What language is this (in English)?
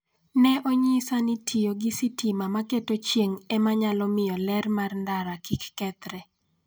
Luo (Kenya and Tanzania)